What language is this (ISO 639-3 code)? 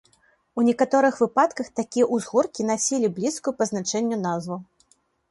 bel